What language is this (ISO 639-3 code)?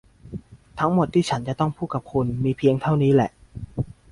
tha